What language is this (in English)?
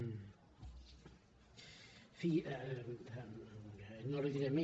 Catalan